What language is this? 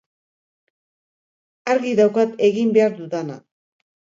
Basque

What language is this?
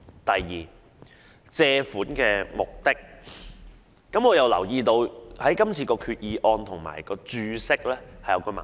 Cantonese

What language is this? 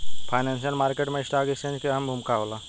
Bhojpuri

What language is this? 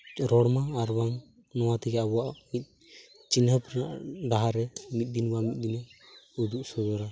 Santali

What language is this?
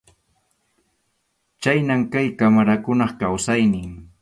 Arequipa-La Unión Quechua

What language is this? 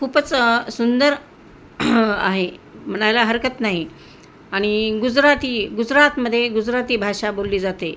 Marathi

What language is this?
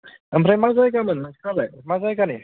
Bodo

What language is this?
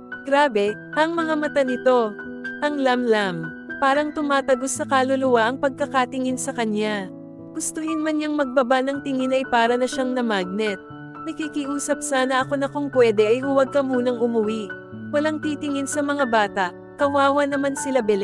Filipino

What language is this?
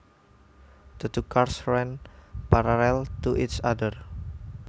Javanese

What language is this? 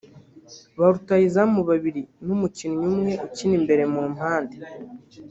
Kinyarwanda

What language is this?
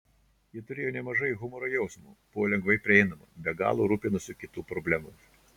Lithuanian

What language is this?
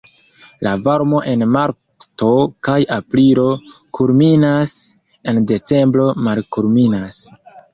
Esperanto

